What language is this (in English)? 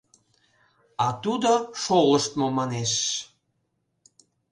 Mari